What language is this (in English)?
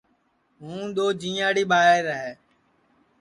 Sansi